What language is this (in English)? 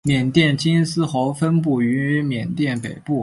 Chinese